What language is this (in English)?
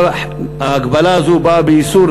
Hebrew